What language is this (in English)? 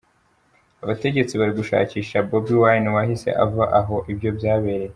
Kinyarwanda